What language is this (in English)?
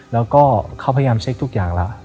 Thai